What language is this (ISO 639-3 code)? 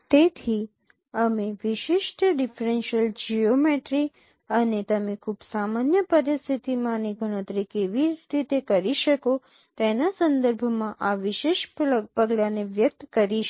guj